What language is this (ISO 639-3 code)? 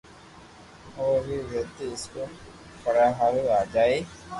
lrk